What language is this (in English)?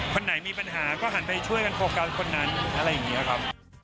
Thai